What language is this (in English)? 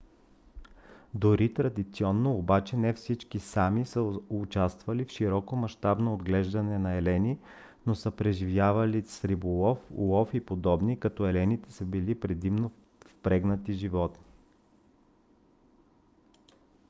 Bulgarian